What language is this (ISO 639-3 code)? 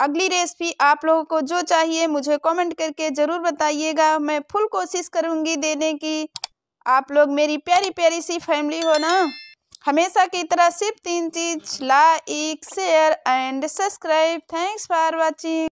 hin